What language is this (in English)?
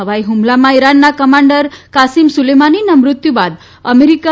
Gujarati